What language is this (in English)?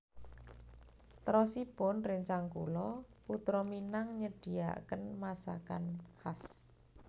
Javanese